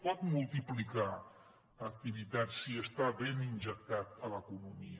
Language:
Catalan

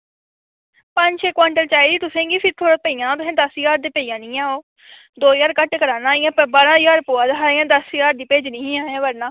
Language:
Dogri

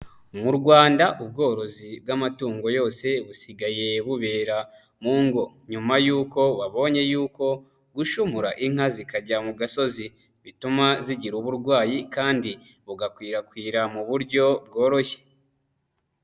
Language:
Kinyarwanda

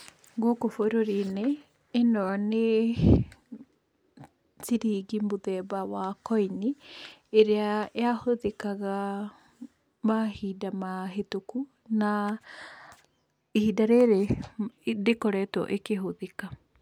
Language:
Kikuyu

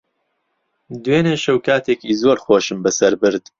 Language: Central Kurdish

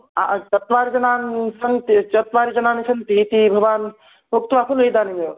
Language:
Sanskrit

